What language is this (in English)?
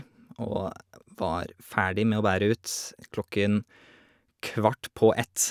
Norwegian